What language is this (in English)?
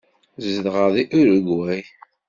Kabyle